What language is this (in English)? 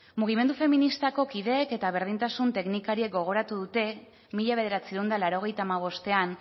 Basque